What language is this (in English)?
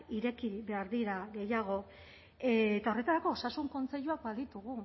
Basque